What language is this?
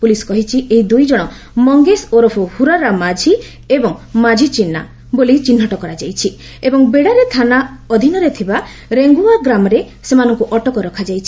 Odia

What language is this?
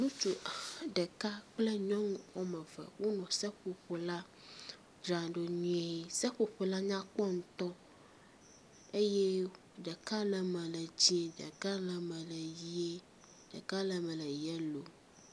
Ewe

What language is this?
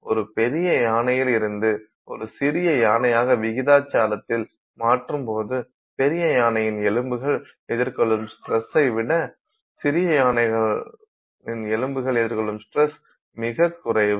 Tamil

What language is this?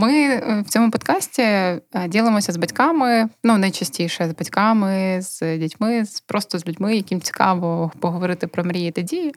Ukrainian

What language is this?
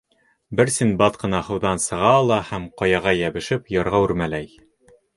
Bashkir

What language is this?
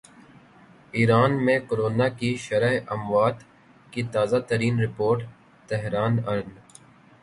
Urdu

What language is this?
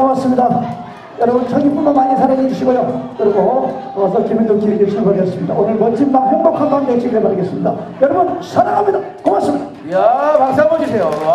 Korean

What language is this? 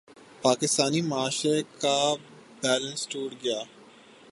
Urdu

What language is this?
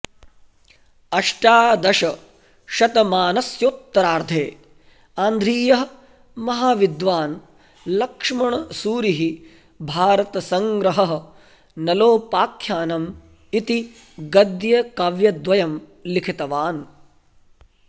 Sanskrit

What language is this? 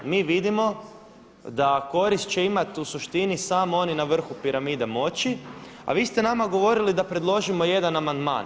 Croatian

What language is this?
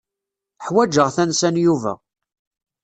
Kabyle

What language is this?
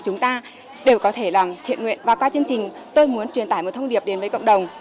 Vietnamese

